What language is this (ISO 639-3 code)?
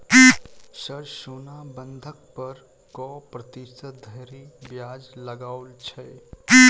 mai